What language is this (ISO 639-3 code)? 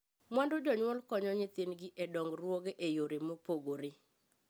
luo